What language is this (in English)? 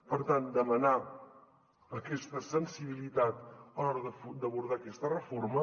Catalan